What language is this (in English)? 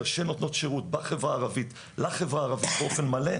Hebrew